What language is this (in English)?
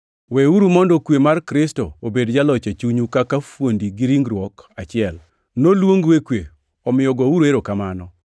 Luo (Kenya and Tanzania)